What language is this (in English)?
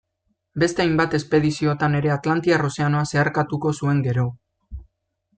Basque